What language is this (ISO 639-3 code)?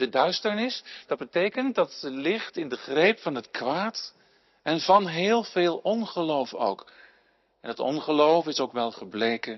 nld